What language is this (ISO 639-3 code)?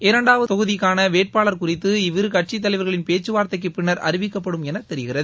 tam